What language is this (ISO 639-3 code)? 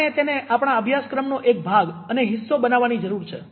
guj